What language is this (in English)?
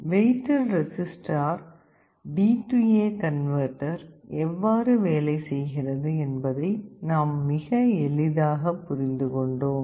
Tamil